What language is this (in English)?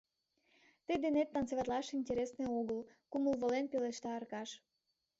Mari